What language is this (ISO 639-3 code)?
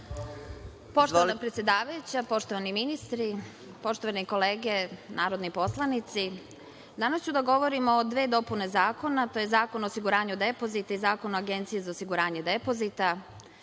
srp